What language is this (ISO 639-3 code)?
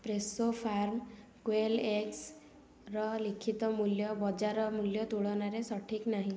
ori